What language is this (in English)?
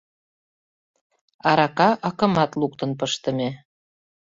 Mari